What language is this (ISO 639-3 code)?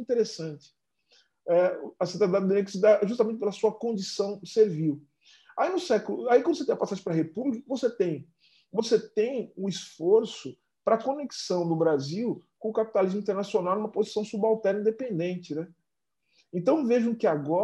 por